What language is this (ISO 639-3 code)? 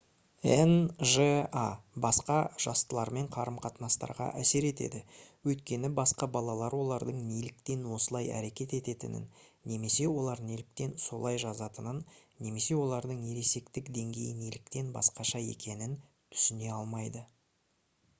kaz